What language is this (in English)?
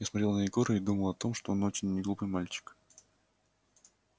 Russian